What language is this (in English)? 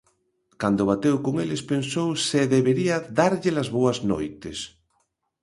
Galician